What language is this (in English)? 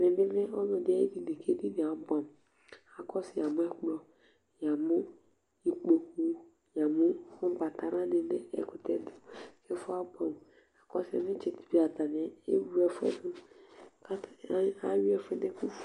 Ikposo